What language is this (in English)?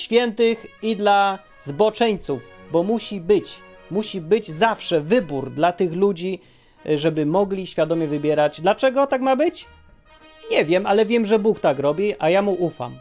Polish